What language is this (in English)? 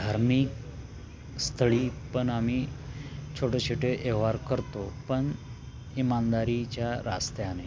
Marathi